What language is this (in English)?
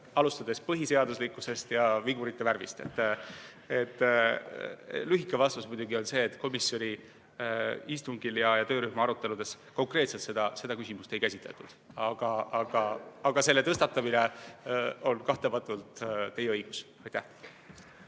Estonian